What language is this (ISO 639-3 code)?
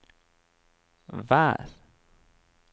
nor